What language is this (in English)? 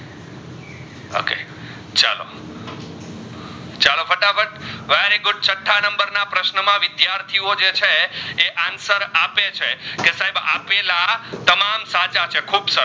Gujarati